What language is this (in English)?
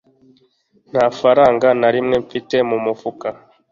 Kinyarwanda